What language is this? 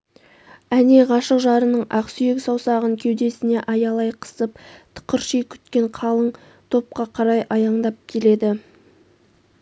Kazakh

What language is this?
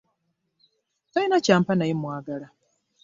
Ganda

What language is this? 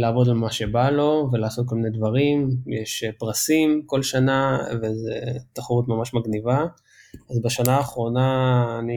Hebrew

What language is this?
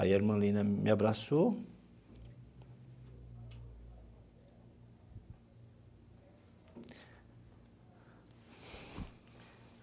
Portuguese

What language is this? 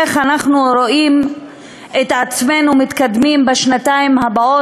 Hebrew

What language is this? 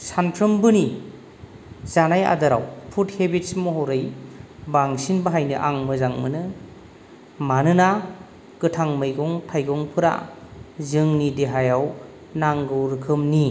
Bodo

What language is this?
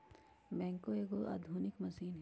Magahi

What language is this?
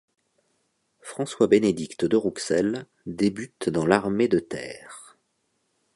French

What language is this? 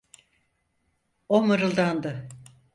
Turkish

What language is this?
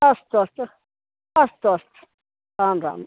Sanskrit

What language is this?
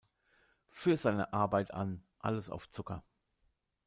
German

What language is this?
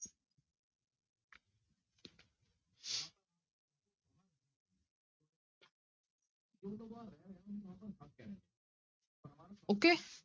Punjabi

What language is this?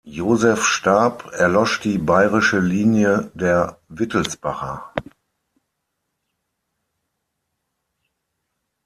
German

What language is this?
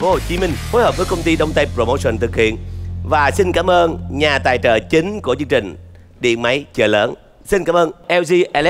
Vietnamese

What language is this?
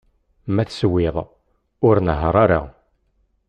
Kabyle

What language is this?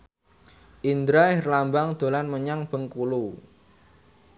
Javanese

